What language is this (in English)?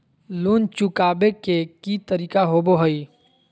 Magahi